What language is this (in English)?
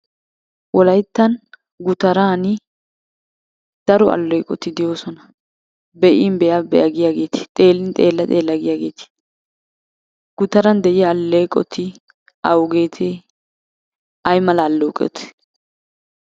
Wolaytta